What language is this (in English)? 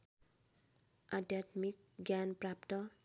Nepali